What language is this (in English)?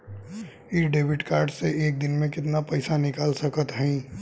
Bhojpuri